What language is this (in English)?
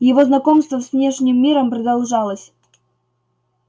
Russian